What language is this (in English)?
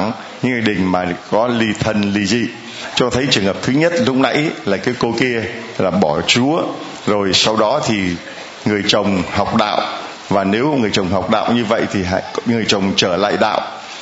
Vietnamese